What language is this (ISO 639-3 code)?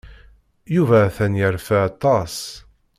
kab